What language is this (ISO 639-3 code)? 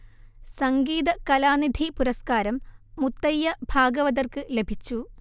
mal